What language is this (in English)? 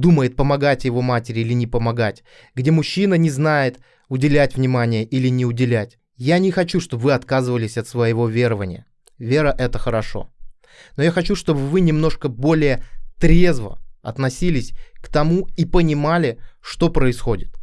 Russian